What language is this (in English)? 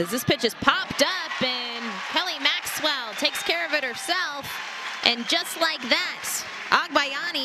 English